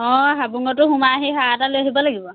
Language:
Assamese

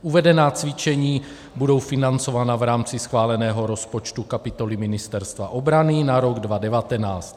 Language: Czech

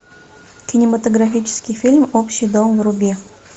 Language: Russian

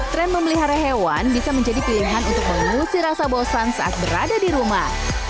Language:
Indonesian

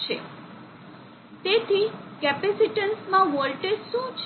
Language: Gujarati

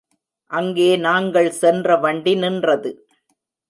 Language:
Tamil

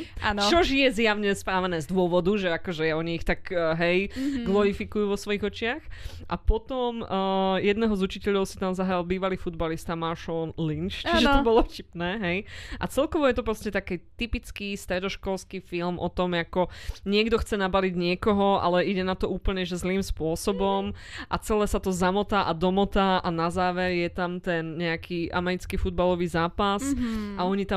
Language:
Slovak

